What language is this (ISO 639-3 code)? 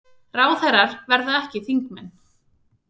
isl